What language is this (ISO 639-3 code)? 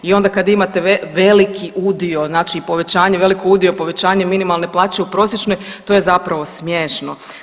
hrv